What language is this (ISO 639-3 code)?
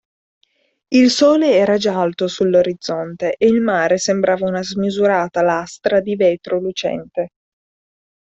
ita